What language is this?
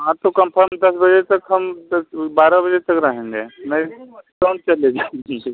Hindi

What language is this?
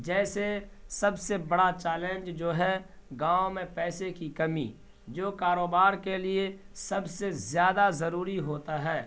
Urdu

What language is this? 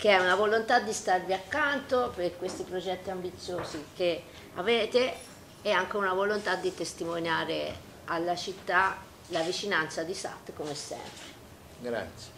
Italian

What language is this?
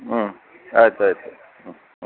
Kannada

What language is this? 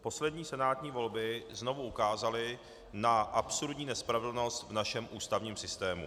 Czech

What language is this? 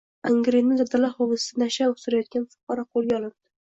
Uzbek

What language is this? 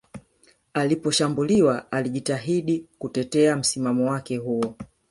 Swahili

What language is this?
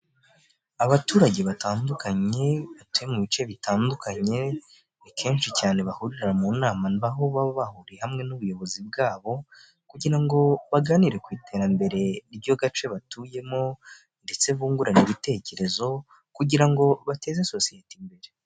Kinyarwanda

